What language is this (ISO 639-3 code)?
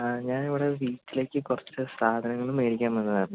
mal